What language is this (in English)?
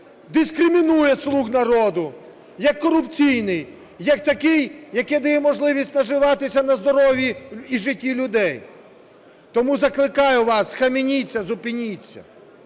Ukrainian